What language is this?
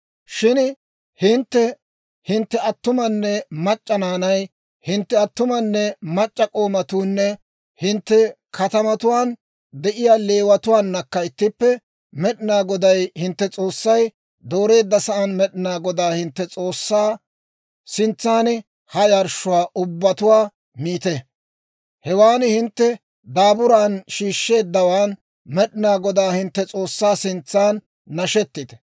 Dawro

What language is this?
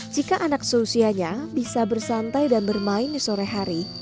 Indonesian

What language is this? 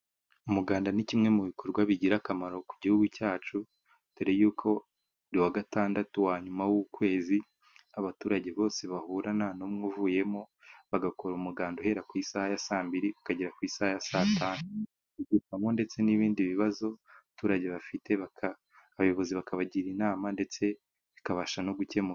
Kinyarwanda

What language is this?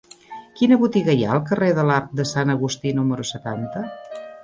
Catalan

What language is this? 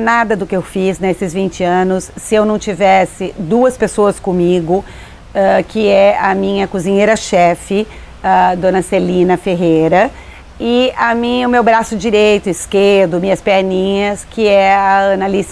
Portuguese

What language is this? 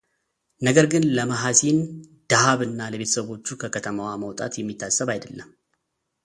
Amharic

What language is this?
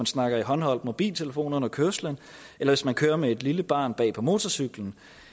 Danish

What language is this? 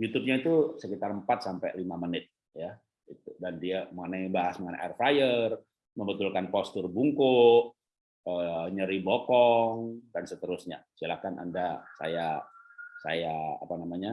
Indonesian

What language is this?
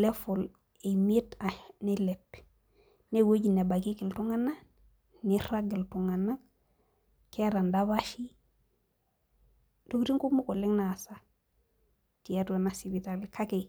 Masai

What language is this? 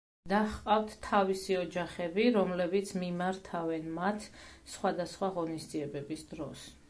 Georgian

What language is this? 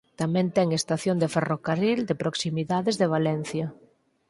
Galician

